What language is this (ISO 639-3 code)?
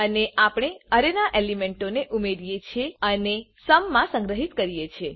guj